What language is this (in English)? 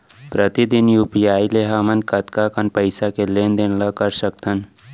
Chhattisgarhi